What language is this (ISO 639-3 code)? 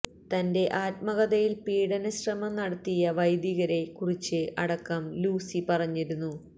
mal